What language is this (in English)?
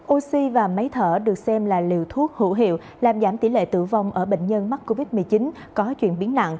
Vietnamese